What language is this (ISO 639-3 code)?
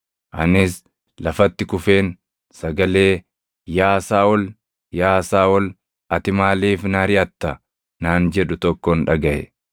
orm